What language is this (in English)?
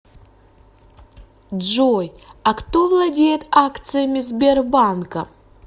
Russian